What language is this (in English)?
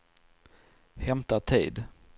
Swedish